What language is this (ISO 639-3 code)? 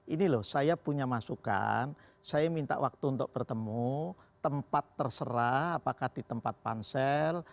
ind